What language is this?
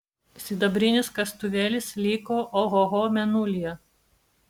Lithuanian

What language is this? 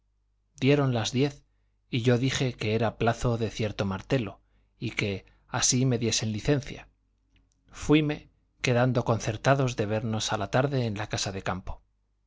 Spanish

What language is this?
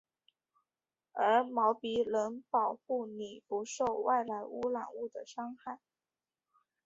Chinese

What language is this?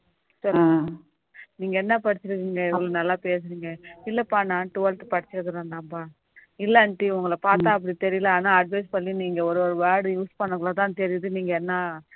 Tamil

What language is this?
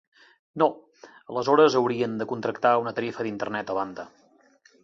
Catalan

